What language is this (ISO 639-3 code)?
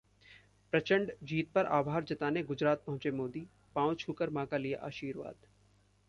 hin